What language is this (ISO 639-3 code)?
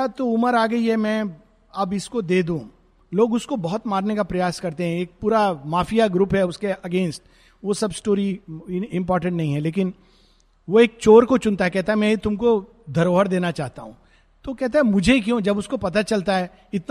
hin